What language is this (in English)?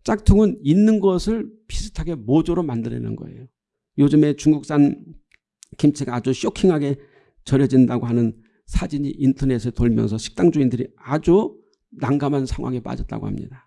Korean